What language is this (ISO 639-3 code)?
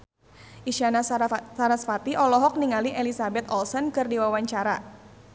sun